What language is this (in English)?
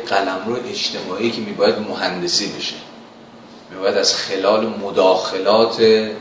Persian